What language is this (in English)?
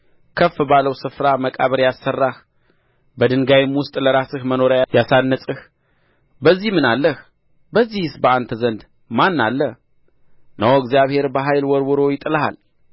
Amharic